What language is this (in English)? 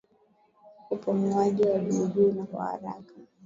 Swahili